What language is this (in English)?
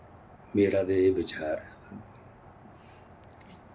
Dogri